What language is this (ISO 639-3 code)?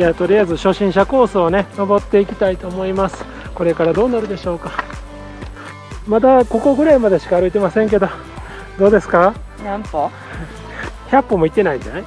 jpn